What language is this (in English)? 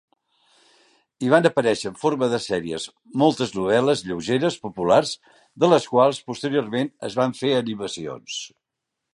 Catalan